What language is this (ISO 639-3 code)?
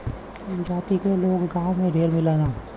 bho